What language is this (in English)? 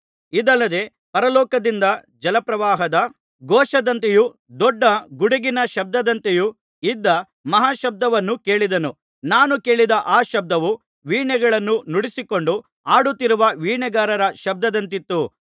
Kannada